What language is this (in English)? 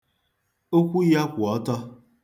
Igbo